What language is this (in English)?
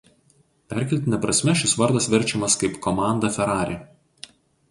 Lithuanian